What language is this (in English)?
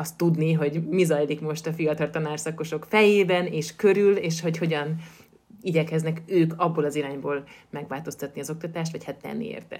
Hungarian